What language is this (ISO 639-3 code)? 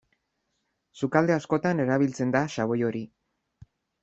eus